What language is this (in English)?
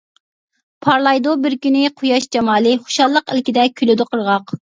Uyghur